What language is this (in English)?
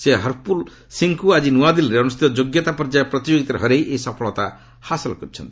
Odia